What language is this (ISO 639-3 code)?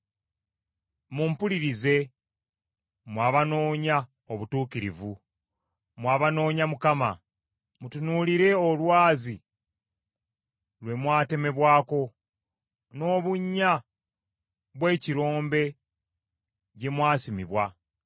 lug